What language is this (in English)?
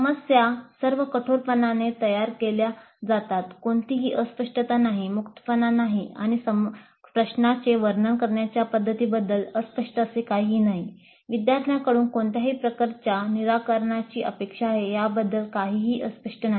Marathi